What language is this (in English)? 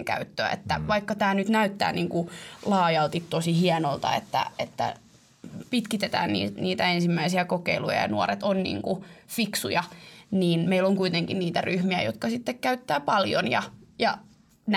Finnish